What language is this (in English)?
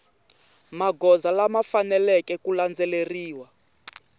Tsonga